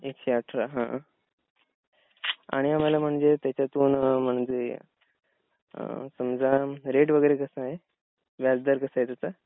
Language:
Marathi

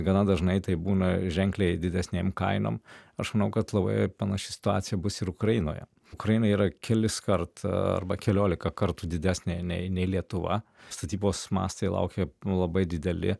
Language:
Lithuanian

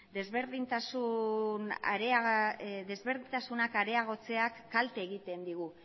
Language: Basque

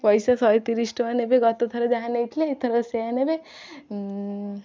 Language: Odia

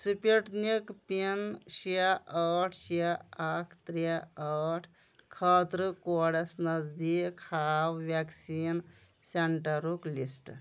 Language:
Kashmiri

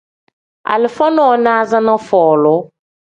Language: Tem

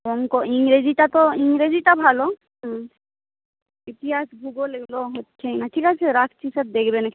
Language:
Bangla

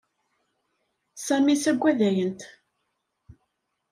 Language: Kabyle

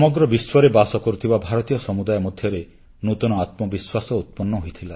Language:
Odia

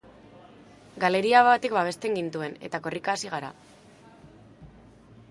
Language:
Basque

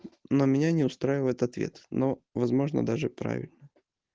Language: Russian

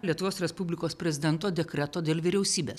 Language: Lithuanian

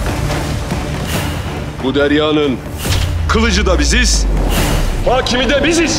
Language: Turkish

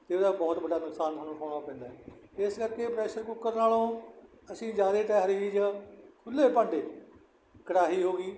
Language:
Punjabi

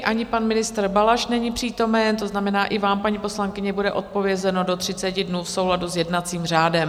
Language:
Czech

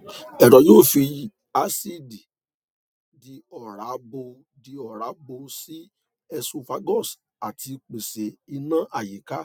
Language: Yoruba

